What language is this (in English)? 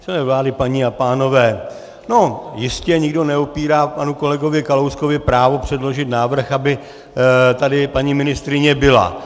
Czech